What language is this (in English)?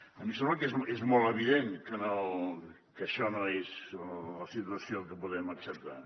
Catalan